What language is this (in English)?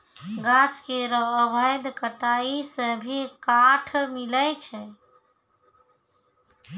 Maithili